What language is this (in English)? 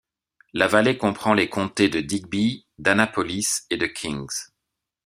French